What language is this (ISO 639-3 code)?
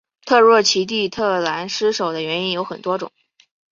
zho